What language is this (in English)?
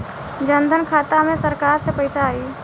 Bhojpuri